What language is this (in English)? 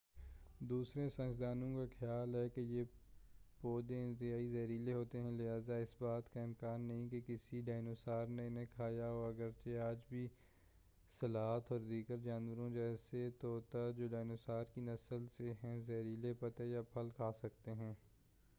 Urdu